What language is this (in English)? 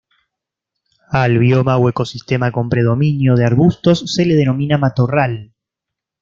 Spanish